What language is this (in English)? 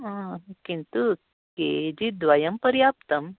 Sanskrit